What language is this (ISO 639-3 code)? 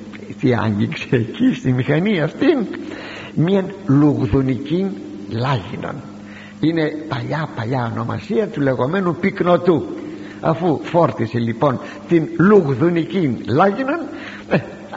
ell